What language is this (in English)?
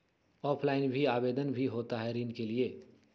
Magahi